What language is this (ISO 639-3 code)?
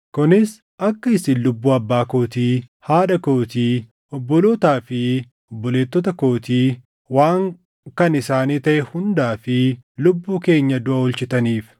orm